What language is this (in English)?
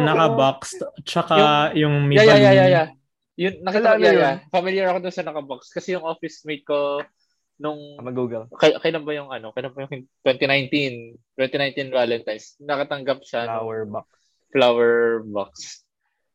Filipino